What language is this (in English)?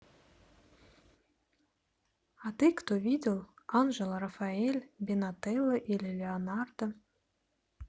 Russian